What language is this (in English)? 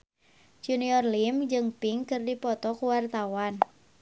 Sundanese